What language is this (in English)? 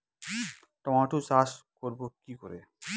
Bangla